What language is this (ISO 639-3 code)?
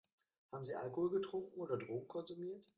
deu